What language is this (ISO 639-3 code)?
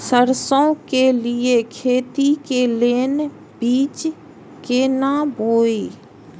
mai